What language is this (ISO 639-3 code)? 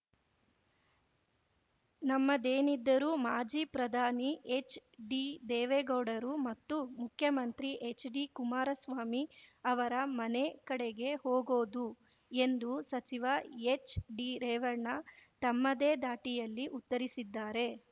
kan